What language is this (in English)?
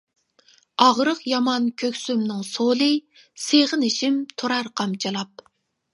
Uyghur